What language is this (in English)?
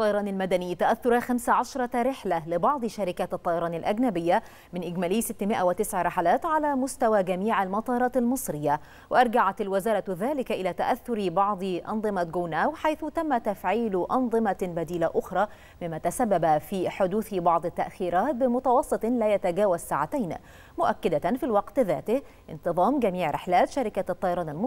Arabic